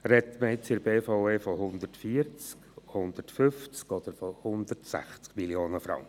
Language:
Swiss German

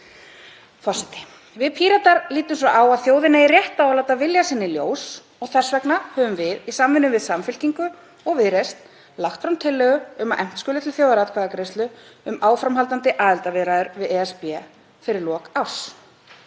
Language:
Icelandic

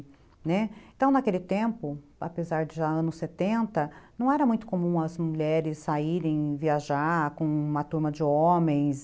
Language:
Portuguese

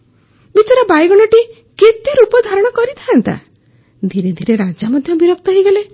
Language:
Odia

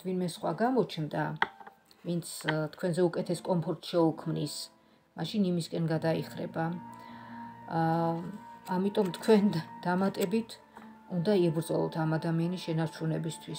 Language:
Romanian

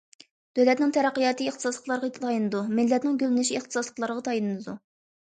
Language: Uyghur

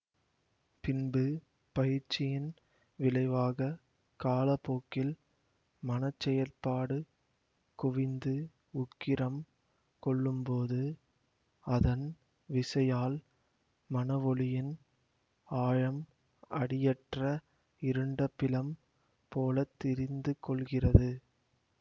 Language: Tamil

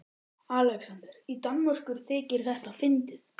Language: Icelandic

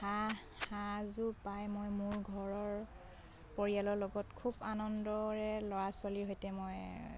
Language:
Assamese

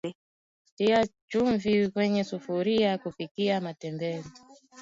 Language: Swahili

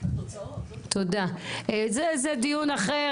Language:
Hebrew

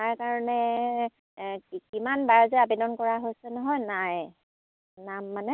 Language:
Assamese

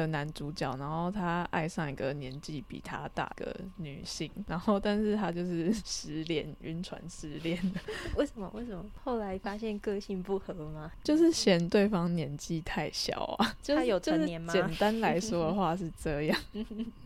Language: Chinese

